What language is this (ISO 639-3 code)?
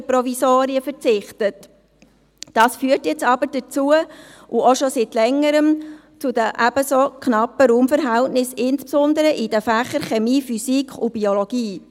gsw